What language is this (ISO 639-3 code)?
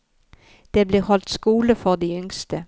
nor